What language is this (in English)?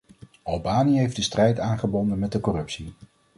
Dutch